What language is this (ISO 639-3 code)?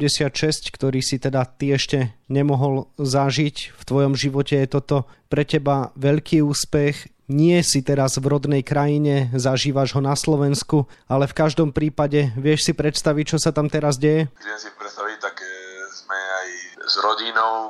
slk